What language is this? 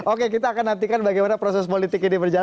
Indonesian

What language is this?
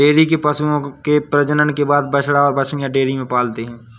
Hindi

